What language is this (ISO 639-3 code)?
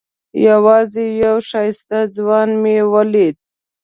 pus